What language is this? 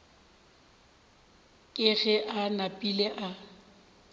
Northern Sotho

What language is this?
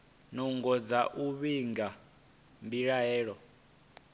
Venda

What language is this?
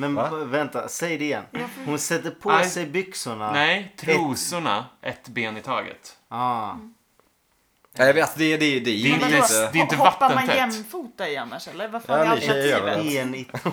Swedish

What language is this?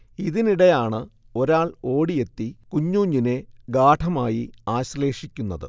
Malayalam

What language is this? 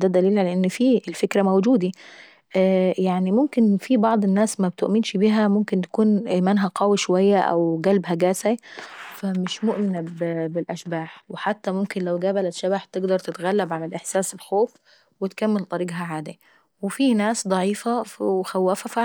Saidi Arabic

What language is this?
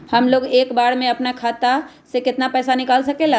Magahi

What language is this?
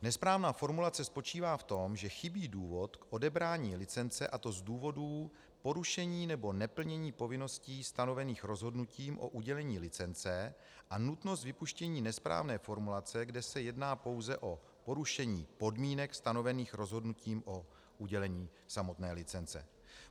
Czech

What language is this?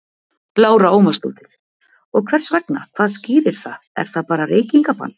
Icelandic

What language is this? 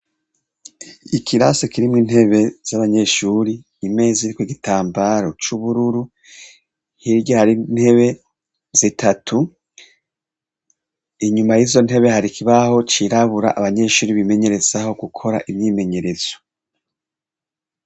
Rundi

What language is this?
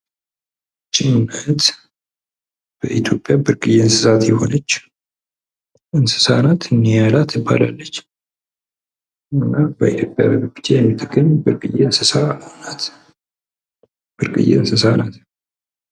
Amharic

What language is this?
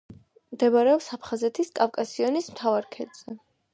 Georgian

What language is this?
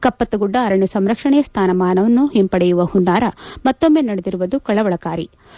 Kannada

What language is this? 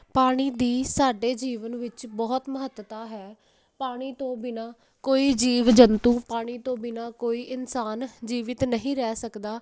Punjabi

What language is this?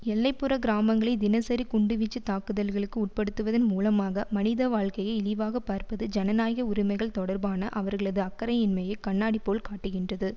Tamil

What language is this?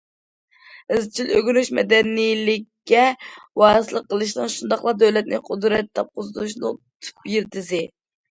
Uyghur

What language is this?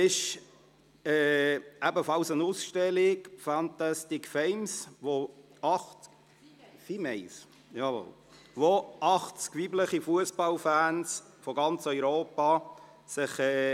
Swiss German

